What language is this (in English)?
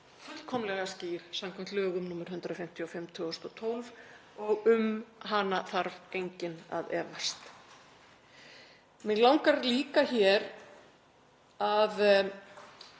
Icelandic